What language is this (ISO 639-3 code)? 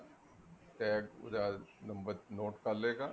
pan